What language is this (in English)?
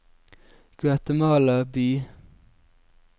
Norwegian